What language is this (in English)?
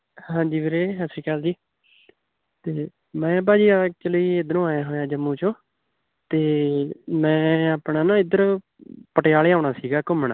Punjabi